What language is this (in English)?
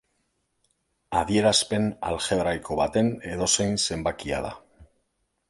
Basque